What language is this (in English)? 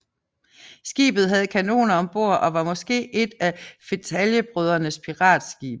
Danish